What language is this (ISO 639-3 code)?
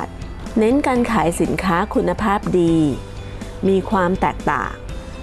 tha